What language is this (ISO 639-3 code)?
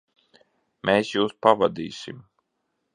lav